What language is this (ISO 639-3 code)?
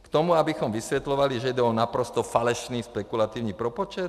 ces